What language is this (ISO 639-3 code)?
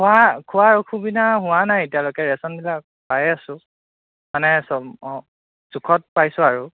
asm